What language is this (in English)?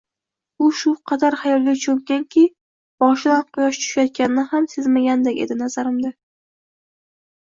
Uzbek